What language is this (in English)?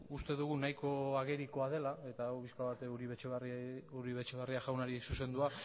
Basque